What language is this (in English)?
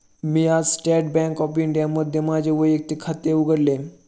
Marathi